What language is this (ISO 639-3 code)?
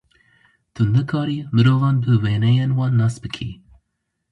kur